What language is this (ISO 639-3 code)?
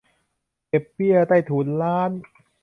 tha